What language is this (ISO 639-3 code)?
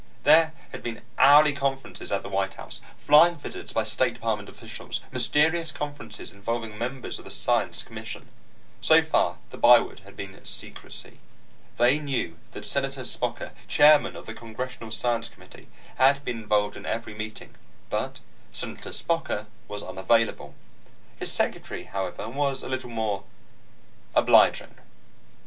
eng